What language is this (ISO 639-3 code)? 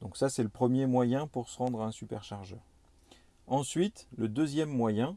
fra